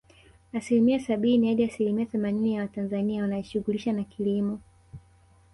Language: Swahili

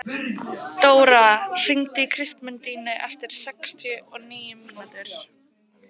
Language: Icelandic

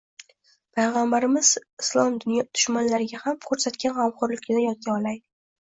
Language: Uzbek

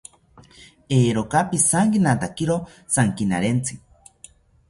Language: South Ucayali Ashéninka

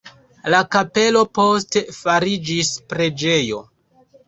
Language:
Esperanto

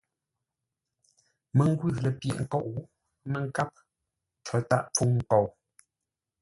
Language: Ngombale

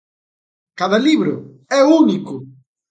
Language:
Galician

